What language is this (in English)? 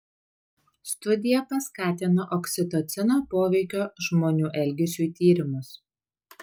Lithuanian